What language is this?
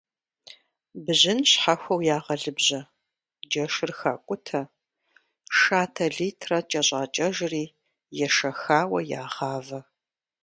Kabardian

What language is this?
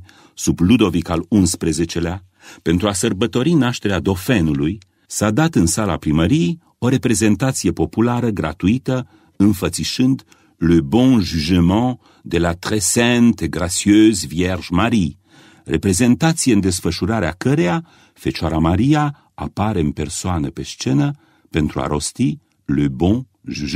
Romanian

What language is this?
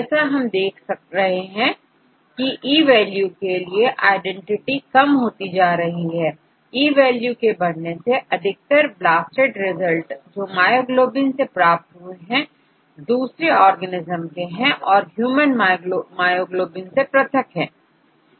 Hindi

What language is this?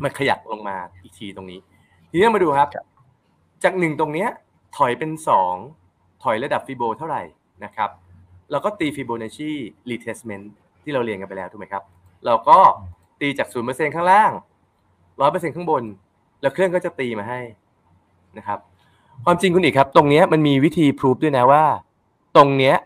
Thai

